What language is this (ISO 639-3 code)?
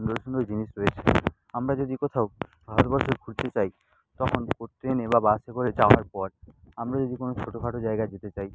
ben